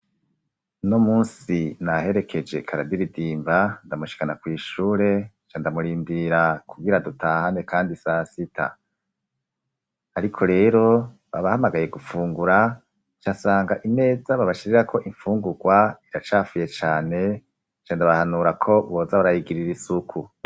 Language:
Rundi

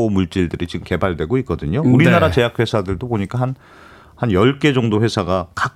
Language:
Korean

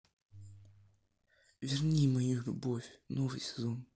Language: Russian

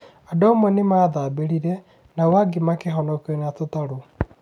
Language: Kikuyu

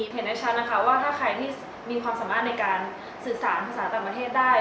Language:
Thai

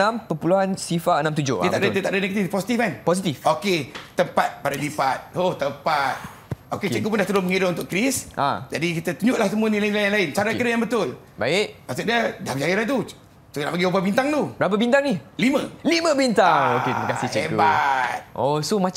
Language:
Malay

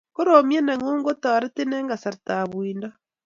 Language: Kalenjin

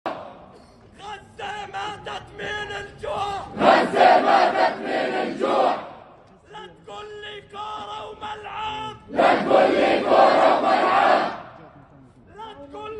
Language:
Arabic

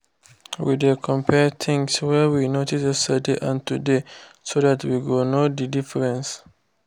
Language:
Nigerian Pidgin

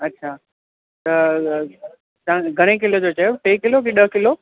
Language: Sindhi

